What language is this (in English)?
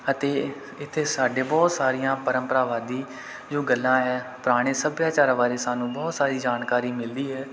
Punjabi